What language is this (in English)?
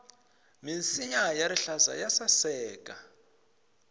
Tsonga